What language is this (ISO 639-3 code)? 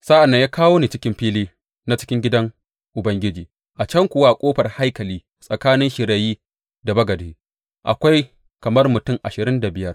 hau